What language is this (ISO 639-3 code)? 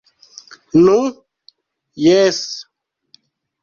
epo